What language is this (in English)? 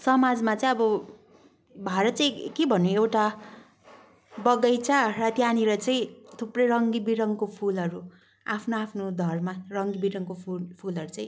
Nepali